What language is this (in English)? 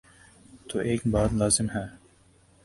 Urdu